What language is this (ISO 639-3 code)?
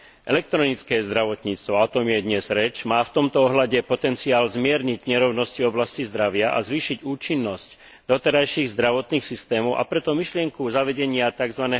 slk